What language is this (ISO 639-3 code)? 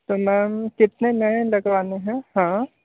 hin